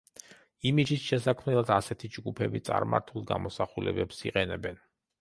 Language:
Georgian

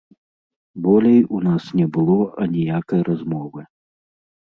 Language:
Belarusian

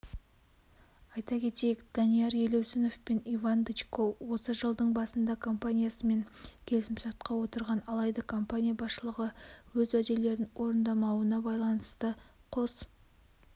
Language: Kazakh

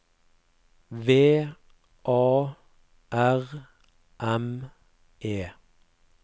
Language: Norwegian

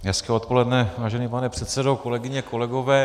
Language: Czech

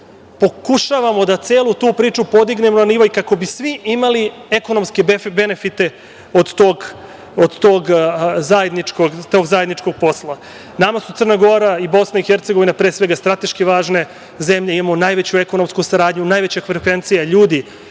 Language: Serbian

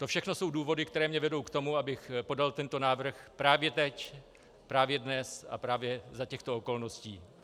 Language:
Czech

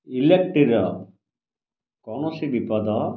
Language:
Odia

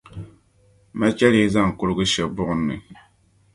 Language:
Dagbani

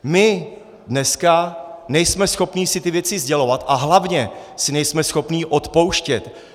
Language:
Czech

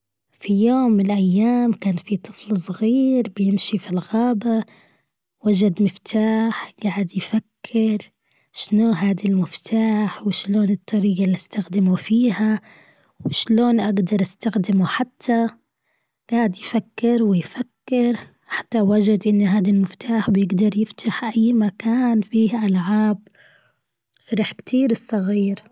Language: Gulf Arabic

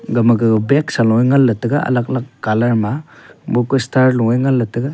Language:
Wancho Naga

